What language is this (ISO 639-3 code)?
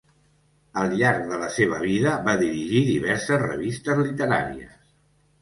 cat